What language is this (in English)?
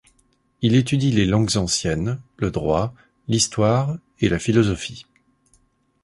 French